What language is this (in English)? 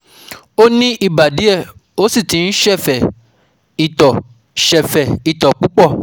Yoruba